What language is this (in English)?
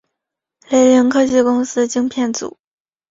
Chinese